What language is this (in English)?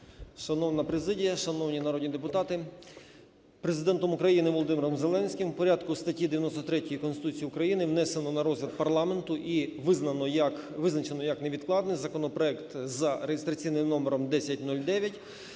Ukrainian